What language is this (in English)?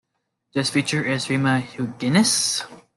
English